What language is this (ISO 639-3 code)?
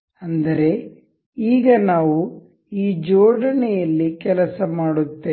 kan